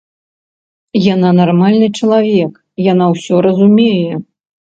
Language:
Belarusian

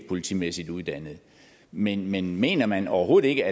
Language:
Danish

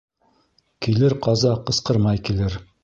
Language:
Bashkir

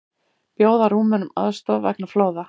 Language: Icelandic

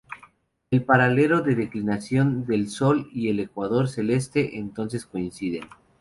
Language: Spanish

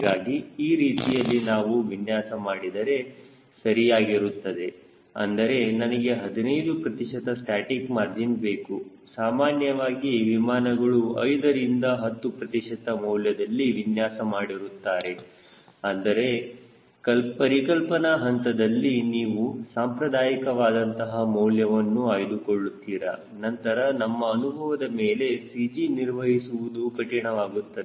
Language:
Kannada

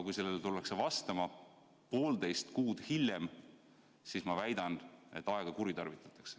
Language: Estonian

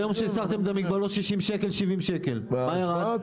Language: Hebrew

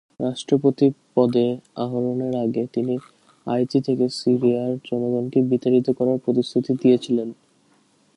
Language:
Bangla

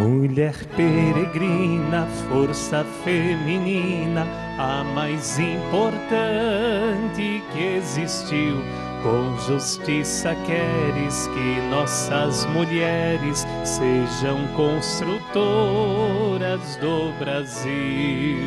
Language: Portuguese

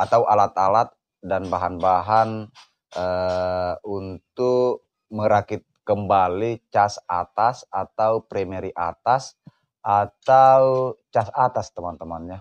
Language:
Indonesian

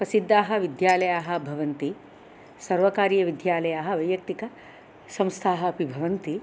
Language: Sanskrit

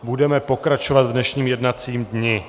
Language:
Czech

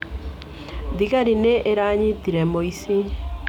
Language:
Kikuyu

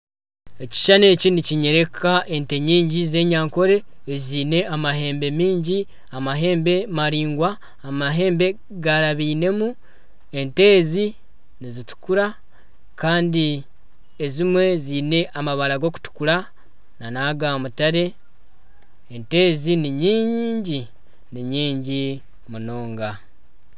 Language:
Nyankole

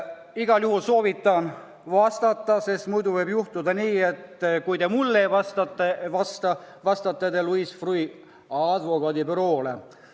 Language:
Estonian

